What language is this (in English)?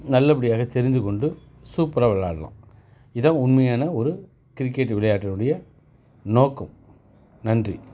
Tamil